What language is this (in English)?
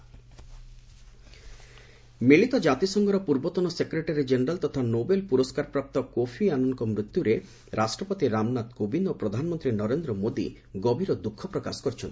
Odia